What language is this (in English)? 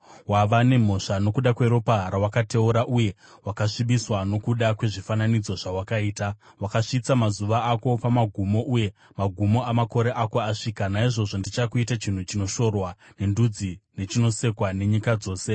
Shona